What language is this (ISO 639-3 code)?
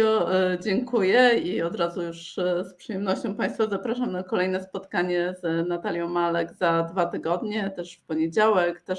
pol